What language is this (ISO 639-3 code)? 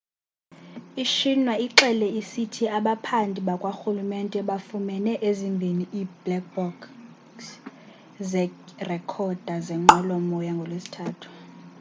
xho